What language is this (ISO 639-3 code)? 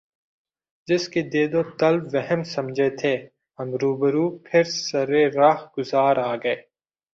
urd